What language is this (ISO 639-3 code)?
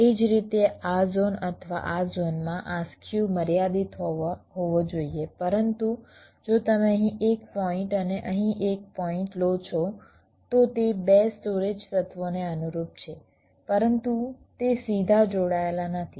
guj